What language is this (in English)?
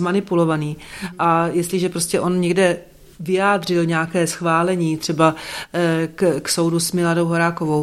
Czech